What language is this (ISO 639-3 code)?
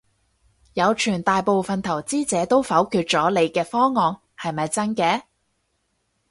yue